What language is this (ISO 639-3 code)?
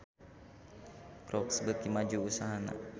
sun